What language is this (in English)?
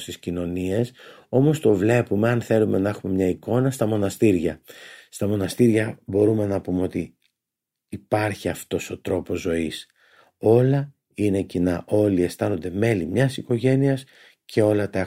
Greek